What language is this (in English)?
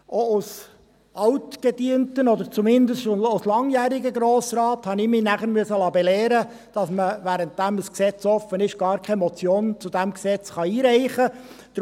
Swiss German